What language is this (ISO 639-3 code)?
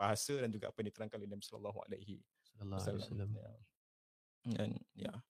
msa